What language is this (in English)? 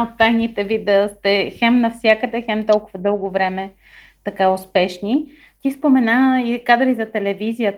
Bulgarian